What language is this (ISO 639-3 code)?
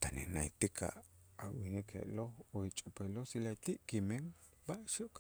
itz